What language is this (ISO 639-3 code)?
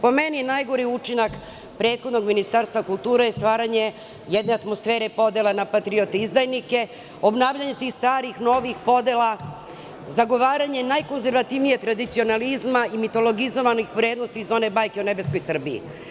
srp